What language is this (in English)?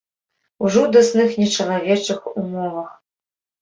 Belarusian